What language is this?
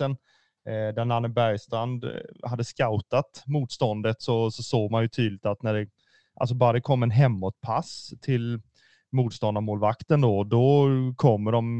Swedish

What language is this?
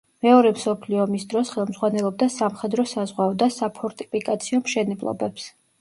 Georgian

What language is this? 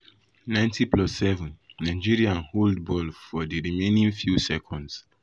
Nigerian Pidgin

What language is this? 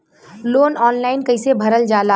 Bhojpuri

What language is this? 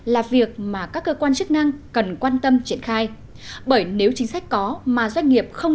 Vietnamese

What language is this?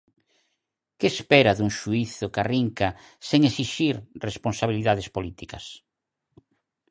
Galician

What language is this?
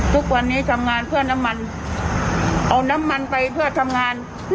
Thai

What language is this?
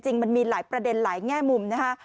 Thai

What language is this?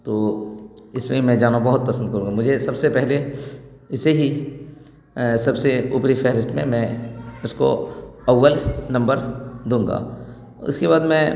Urdu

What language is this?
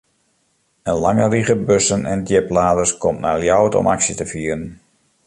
Western Frisian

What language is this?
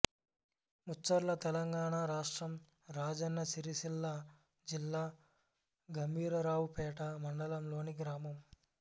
Telugu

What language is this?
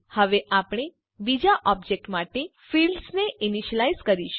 Gujarati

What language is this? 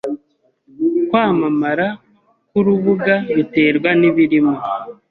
Kinyarwanda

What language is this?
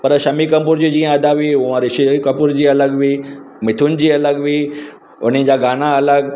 Sindhi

